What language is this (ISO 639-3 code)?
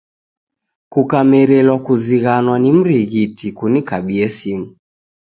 dav